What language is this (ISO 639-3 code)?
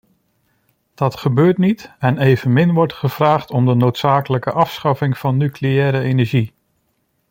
nld